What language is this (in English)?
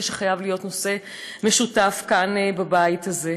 Hebrew